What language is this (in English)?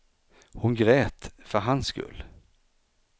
Swedish